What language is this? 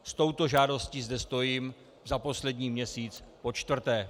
Czech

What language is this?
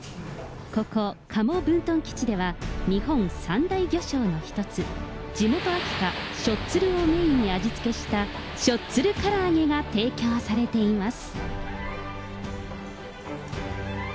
Japanese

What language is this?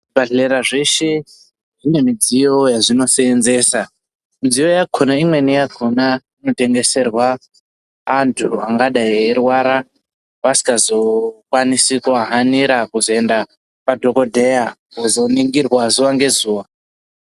Ndau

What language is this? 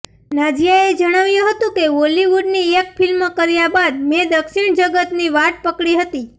Gujarati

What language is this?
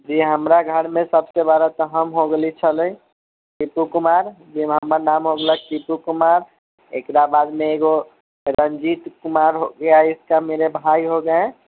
Maithili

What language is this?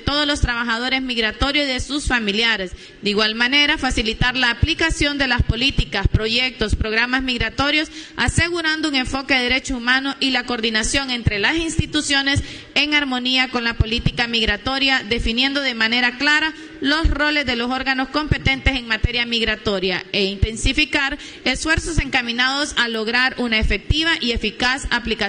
Spanish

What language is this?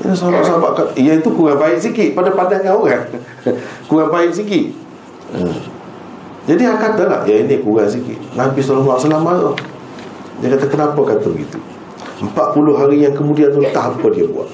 Malay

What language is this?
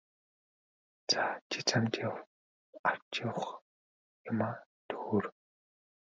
Mongolian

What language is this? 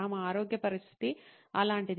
Telugu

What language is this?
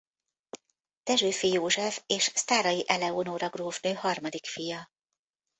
Hungarian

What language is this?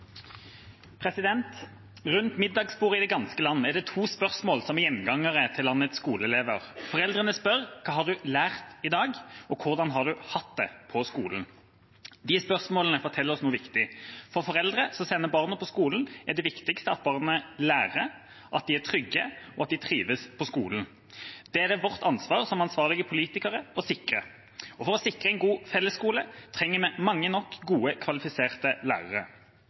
Norwegian Bokmål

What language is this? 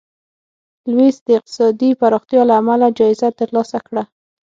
Pashto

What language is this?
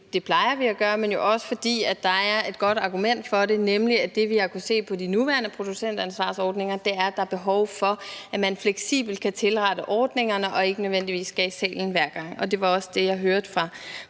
Danish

